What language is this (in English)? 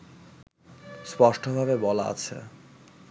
Bangla